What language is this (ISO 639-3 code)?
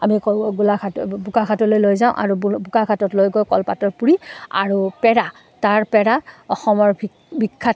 asm